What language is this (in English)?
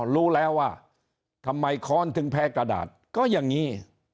Thai